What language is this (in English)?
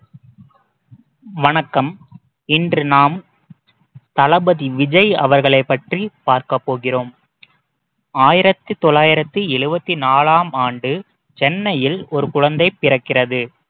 Tamil